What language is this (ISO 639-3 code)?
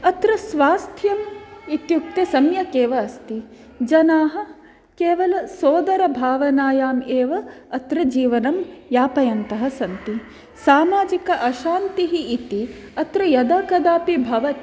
san